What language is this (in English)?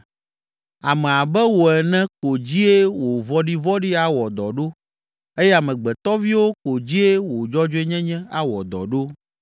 Ewe